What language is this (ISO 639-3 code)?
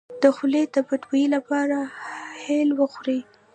pus